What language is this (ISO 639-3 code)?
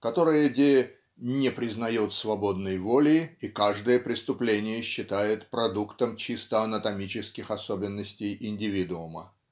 rus